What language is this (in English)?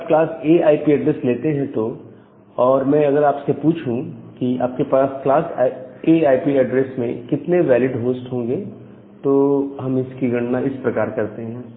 Hindi